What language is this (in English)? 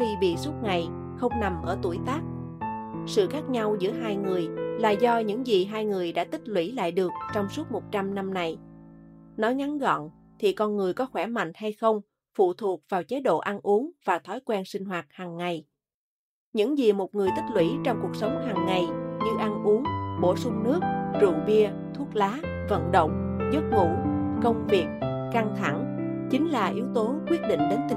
Vietnamese